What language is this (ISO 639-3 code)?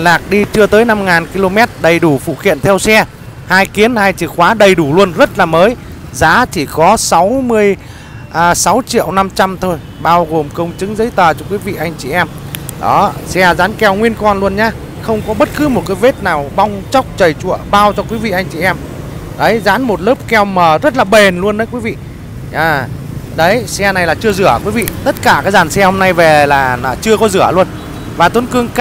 vie